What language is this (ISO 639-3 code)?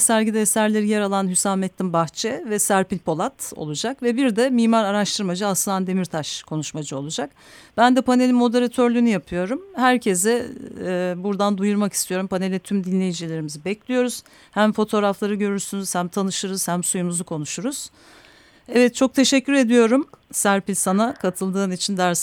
tur